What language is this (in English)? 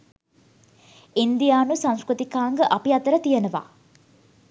Sinhala